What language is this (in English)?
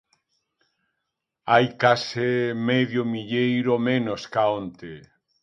Galician